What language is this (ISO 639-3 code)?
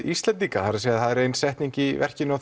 isl